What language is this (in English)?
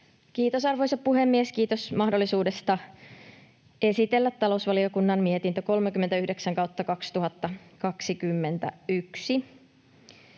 Finnish